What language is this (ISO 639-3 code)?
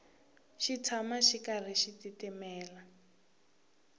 tso